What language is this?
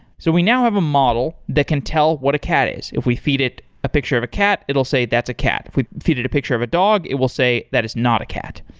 English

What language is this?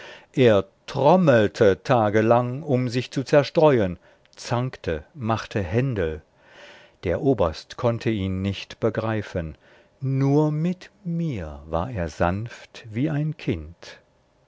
German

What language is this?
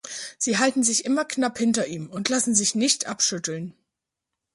German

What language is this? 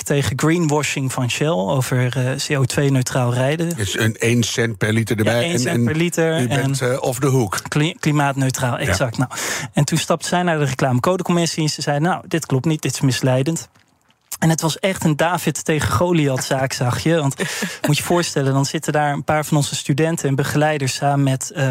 Dutch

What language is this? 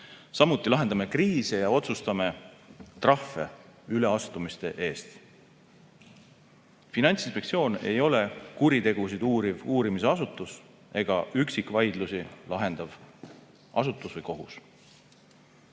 Estonian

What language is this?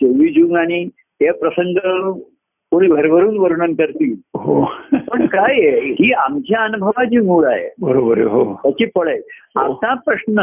Marathi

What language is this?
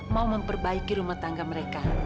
Indonesian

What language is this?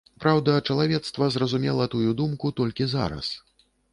Belarusian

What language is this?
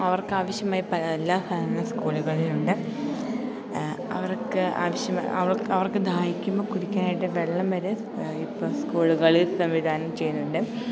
Malayalam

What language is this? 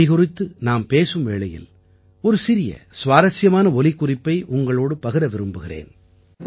Tamil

